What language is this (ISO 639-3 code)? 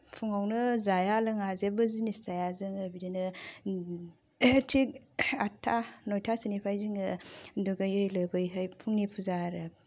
brx